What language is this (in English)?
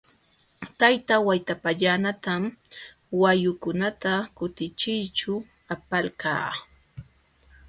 Jauja Wanca Quechua